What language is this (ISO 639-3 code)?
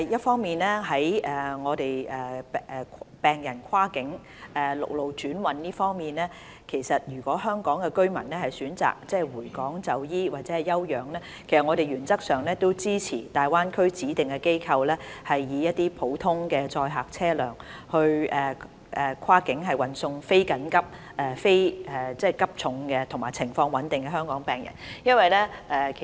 yue